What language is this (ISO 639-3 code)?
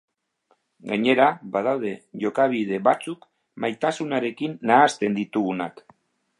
eus